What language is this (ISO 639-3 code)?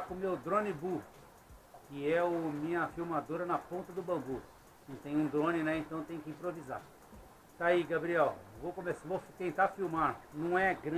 por